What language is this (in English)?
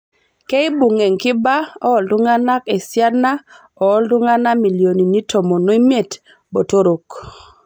Masai